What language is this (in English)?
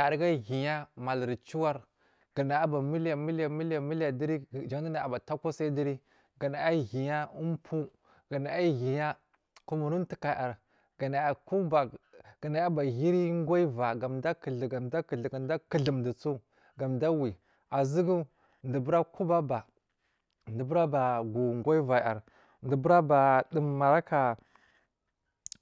Marghi South